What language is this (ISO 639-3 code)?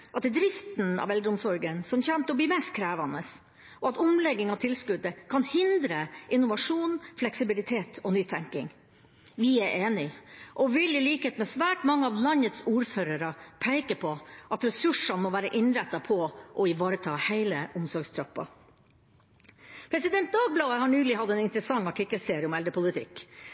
nob